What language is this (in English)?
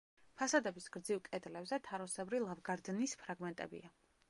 Georgian